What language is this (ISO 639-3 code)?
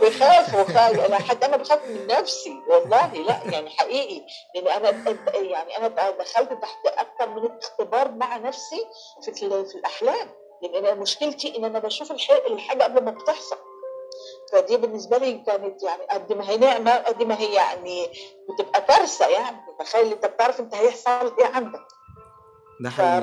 ara